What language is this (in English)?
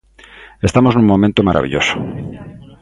Galician